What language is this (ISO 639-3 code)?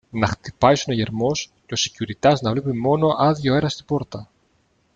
ell